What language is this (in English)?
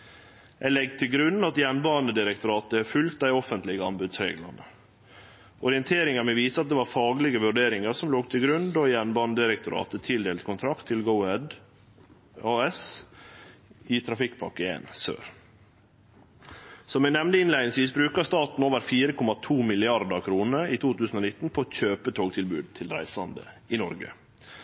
Norwegian Nynorsk